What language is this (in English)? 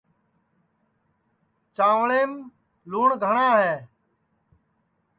Sansi